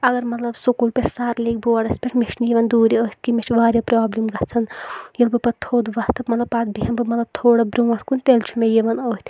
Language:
Kashmiri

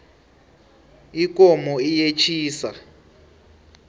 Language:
South Ndebele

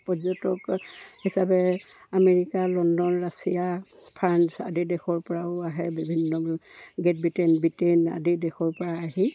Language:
Assamese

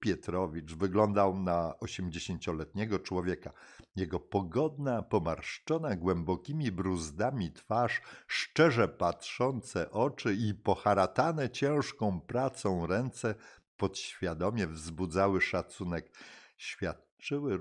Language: Polish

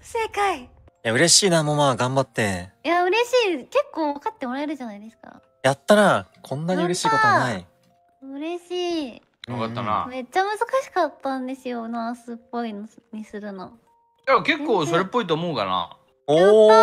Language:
Japanese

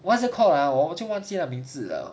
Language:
English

